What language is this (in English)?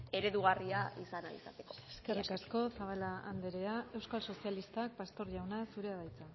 Basque